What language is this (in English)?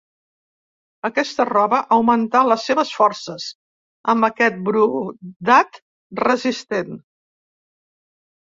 Catalan